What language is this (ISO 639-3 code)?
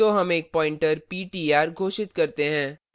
hin